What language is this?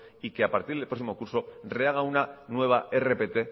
Spanish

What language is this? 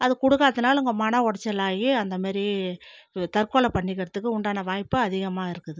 Tamil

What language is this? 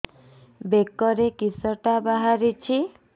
Odia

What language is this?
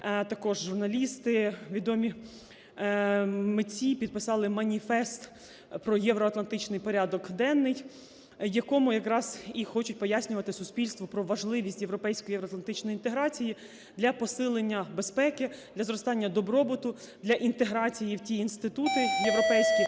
Ukrainian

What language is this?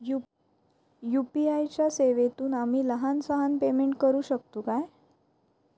Marathi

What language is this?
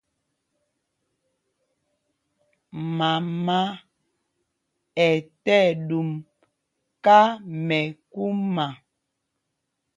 Mpumpong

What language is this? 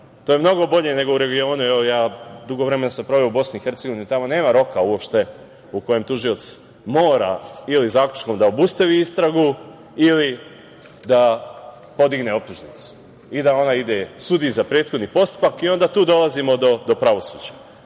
Serbian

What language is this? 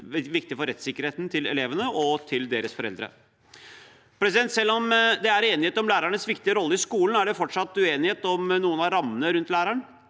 Norwegian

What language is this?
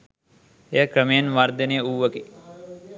Sinhala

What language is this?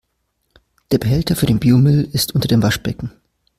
German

